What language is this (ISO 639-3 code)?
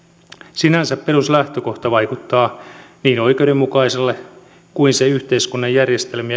fin